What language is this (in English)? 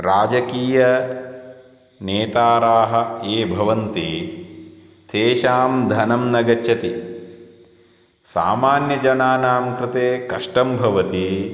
Sanskrit